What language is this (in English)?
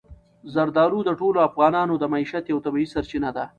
Pashto